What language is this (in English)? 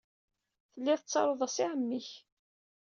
Kabyle